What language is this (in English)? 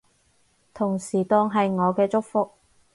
Cantonese